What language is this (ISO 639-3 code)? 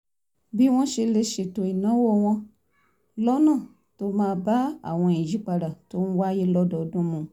yor